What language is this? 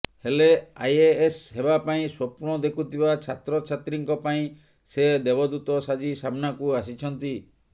Odia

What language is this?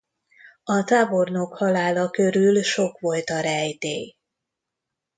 Hungarian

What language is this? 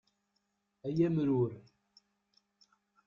Kabyle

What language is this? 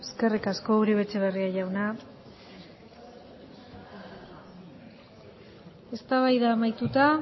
Basque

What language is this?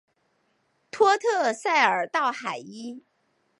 Chinese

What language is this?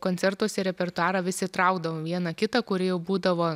Lithuanian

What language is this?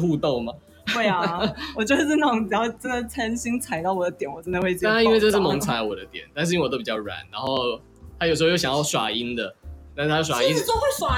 Chinese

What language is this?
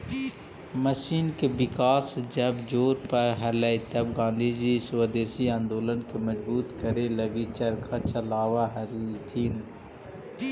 Magahi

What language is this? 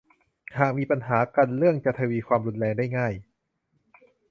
Thai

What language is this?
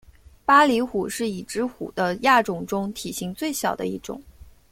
Chinese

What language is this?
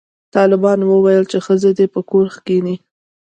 Pashto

